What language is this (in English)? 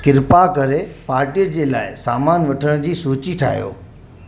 Sindhi